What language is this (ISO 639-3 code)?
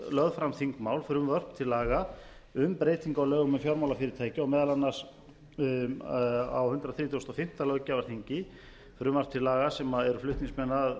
isl